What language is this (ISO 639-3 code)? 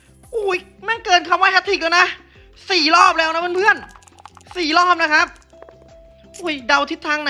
tha